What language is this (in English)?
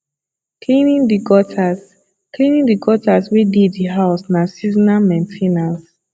Nigerian Pidgin